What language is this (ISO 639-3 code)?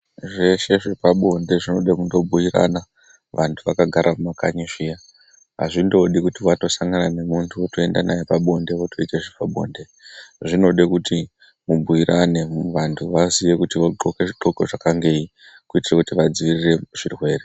ndc